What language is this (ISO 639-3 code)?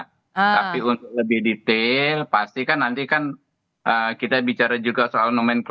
ind